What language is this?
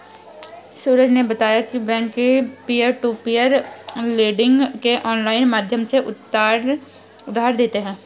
Hindi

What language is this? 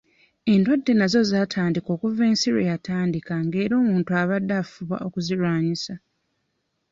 Ganda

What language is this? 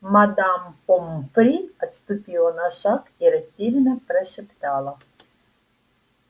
Russian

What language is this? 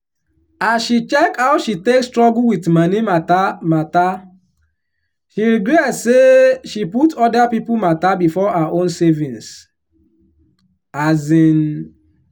Nigerian Pidgin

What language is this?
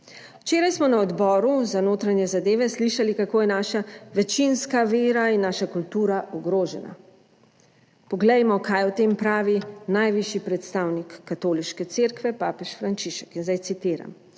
Slovenian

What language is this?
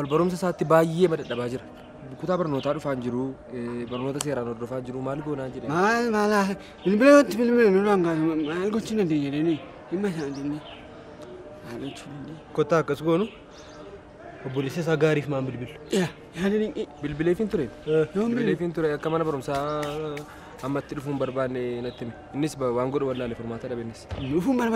Arabic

